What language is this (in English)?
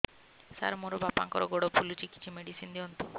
Odia